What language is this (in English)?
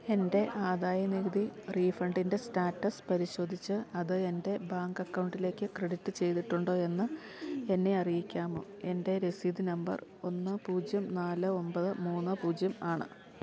Malayalam